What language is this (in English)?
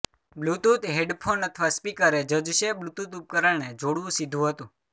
Gujarati